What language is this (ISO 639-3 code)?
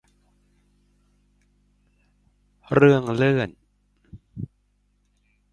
tha